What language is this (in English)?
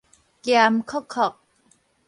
Min Nan Chinese